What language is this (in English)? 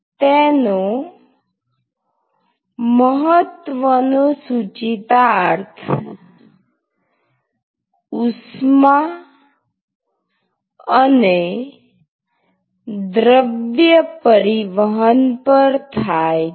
Gujarati